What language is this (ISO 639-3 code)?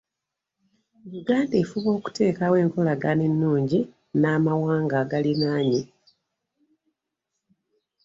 lug